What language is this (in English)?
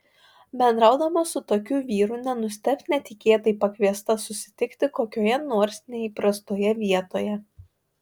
Lithuanian